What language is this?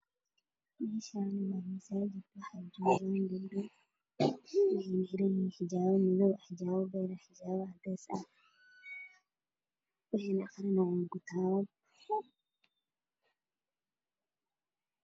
Somali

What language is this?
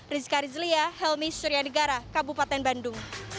Indonesian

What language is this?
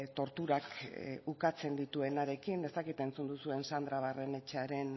Basque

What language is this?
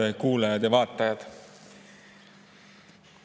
Estonian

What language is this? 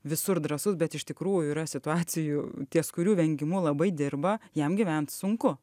Lithuanian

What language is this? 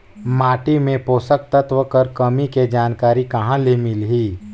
Chhattisgarhi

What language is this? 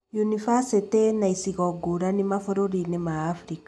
Kikuyu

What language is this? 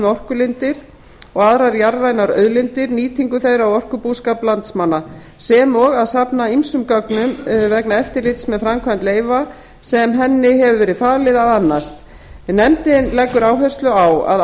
Icelandic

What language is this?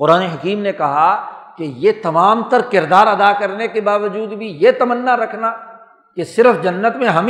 Urdu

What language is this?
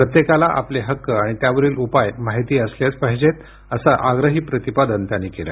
Marathi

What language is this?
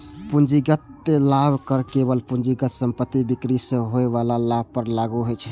Maithili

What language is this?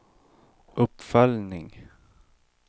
Swedish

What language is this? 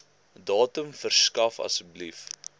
Afrikaans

